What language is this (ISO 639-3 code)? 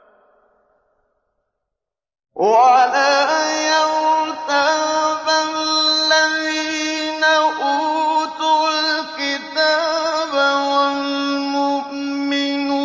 ara